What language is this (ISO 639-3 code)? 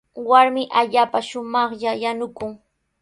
qws